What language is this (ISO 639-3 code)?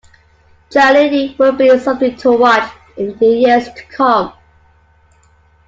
eng